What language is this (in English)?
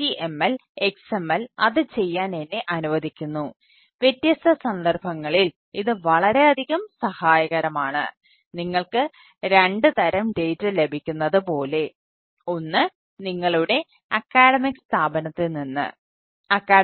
Malayalam